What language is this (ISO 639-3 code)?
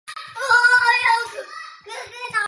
zho